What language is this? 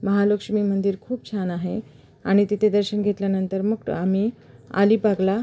Marathi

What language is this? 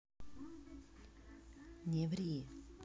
Russian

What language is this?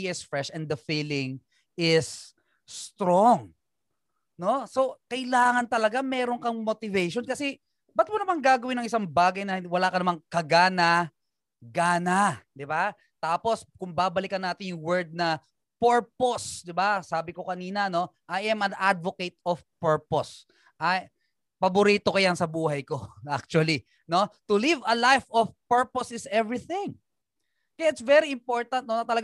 Filipino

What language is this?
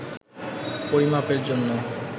Bangla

